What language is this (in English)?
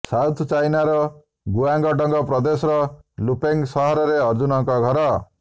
Odia